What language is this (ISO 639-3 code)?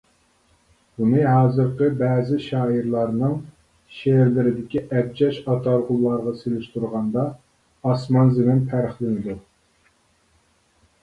uig